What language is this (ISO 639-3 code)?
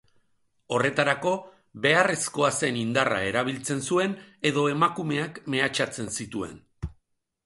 eus